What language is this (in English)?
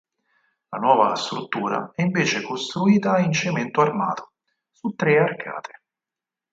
Italian